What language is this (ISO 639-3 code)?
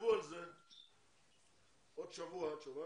heb